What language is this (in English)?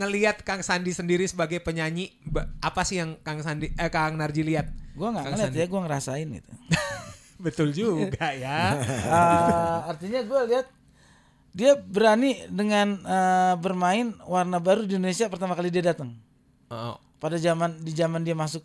Indonesian